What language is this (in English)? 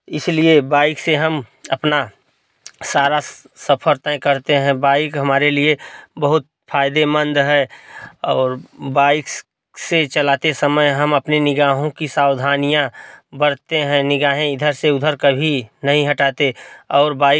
Hindi